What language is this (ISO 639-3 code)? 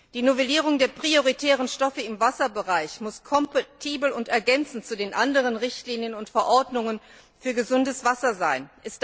deu